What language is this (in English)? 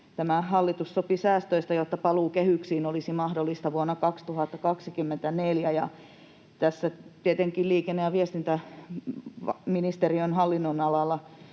Finnish